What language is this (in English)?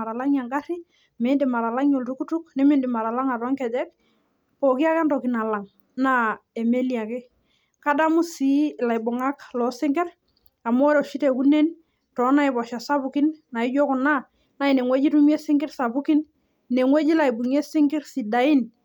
Masai